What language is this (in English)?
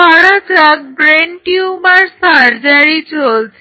Bangla